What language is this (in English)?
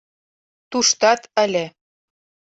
Mari